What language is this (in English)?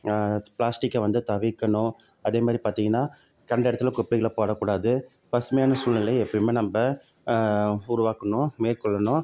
Tamil